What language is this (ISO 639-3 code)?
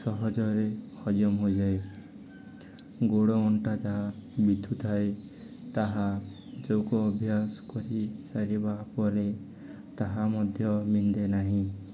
ori